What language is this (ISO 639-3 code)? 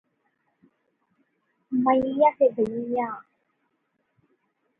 eng